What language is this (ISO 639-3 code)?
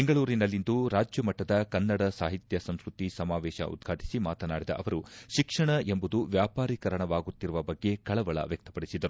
kan